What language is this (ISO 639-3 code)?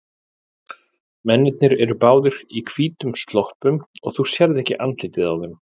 isl